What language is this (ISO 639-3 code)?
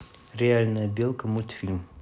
rus